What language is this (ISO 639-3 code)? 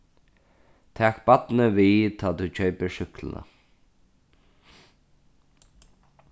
fao